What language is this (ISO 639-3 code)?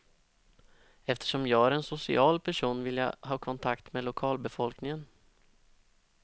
swe